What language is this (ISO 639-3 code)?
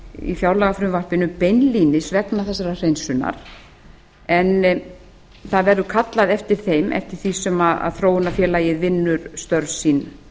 isl